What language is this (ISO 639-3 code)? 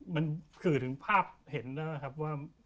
tha